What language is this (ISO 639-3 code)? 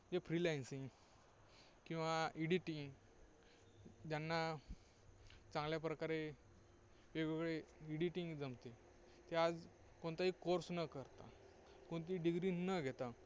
mar